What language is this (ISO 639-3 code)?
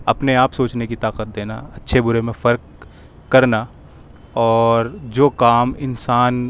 urd